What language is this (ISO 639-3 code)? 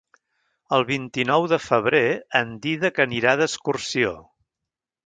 cat